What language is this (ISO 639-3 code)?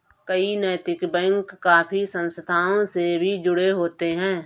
hin